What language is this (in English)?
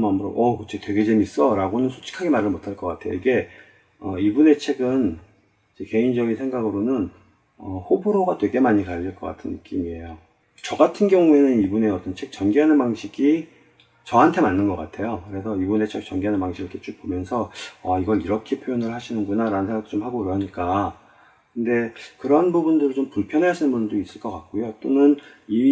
Korean